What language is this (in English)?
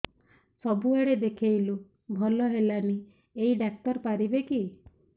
Odia